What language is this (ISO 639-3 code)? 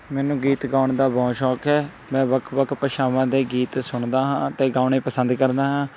pan